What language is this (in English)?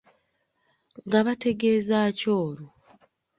Ganda